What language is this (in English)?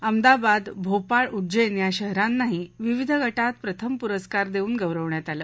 Marathi